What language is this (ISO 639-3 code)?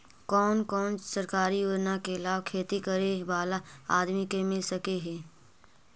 mag